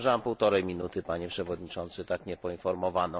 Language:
Polish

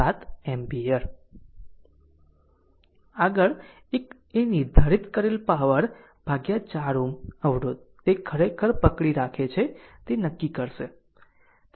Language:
Gujarati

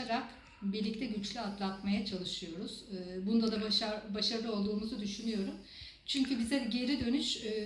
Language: Turkish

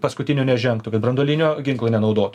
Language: Lithuanian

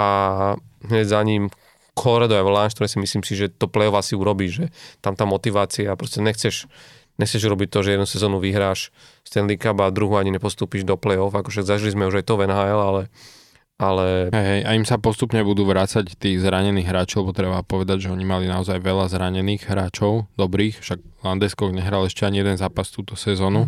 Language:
Slovak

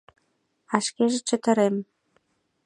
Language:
Mari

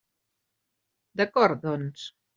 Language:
Catalan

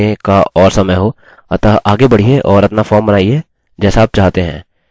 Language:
Hindi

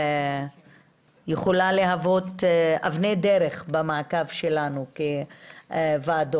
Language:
Hebrew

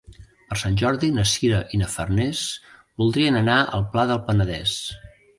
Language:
Catalan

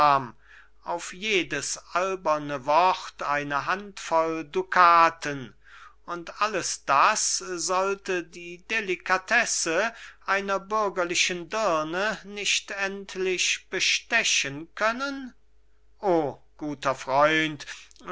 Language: German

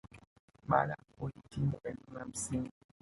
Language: Swahili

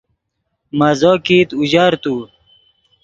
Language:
Yidgha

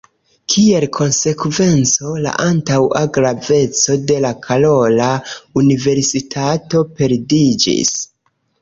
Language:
Esperanto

